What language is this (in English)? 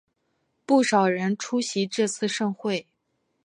Chinese